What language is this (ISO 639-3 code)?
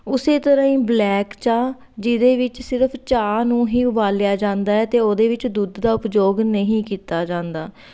pan